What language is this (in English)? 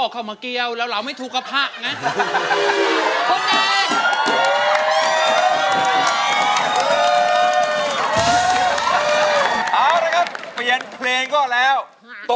Thai